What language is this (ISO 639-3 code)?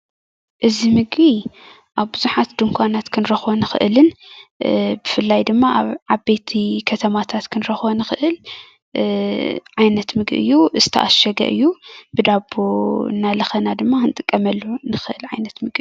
tir